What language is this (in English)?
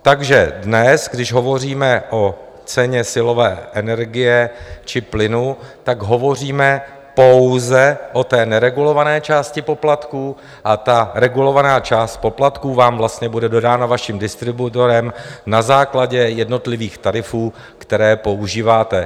Czech